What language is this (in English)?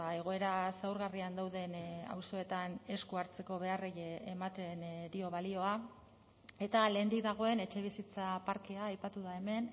Basque